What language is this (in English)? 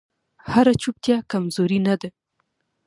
Pashto